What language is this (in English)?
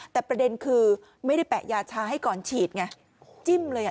Thai